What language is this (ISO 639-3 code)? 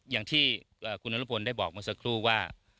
tha